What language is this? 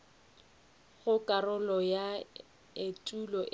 Northern Sotho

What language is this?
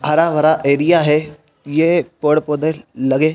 Hindi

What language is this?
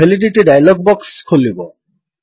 Odia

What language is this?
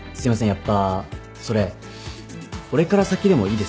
Japanese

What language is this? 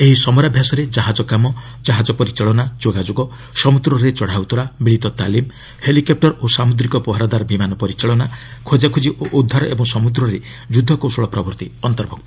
Odia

